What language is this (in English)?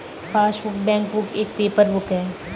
Hindi